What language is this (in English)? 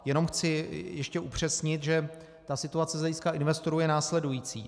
Czech